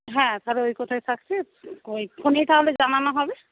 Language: Bangla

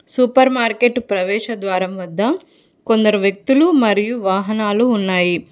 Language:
Telugu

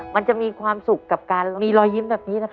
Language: Thai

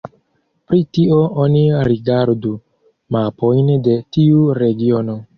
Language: Esperanto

